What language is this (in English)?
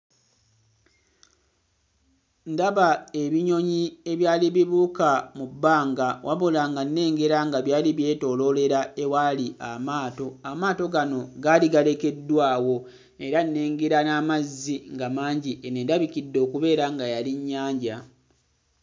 Ganda